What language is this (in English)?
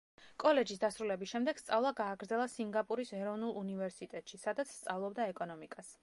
Georgian